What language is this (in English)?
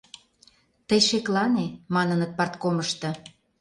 Mari